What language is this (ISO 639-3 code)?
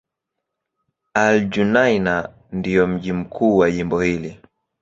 swa